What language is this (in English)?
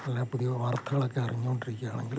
Malayalam